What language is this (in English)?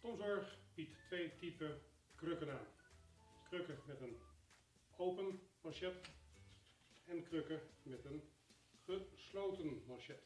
Dutch